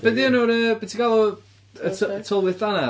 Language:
Welsh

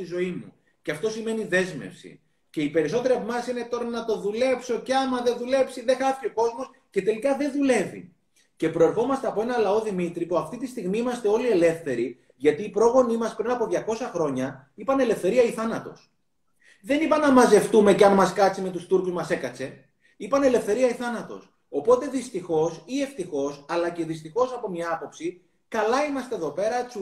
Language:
Greek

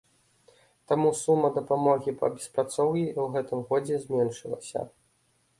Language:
Belarusian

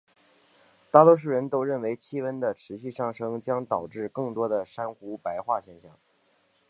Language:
Chinese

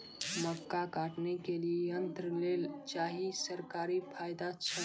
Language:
Maithili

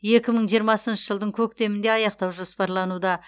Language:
Kazakh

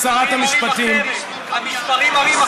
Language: Hebrew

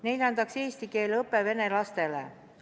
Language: Estonian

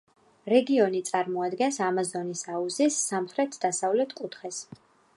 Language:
Georgian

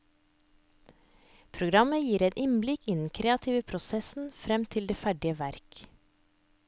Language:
Norwegian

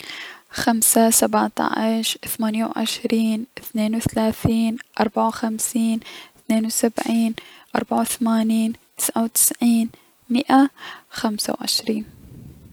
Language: Mesopotamian Arabic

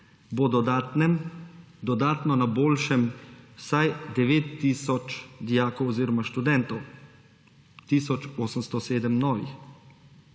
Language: Slovenian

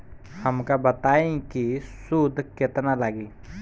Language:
Bhojpuri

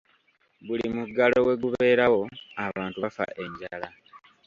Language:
Ganda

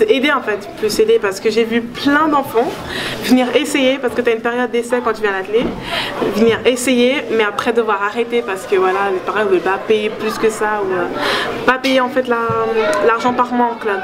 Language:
French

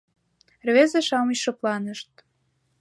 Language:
Mari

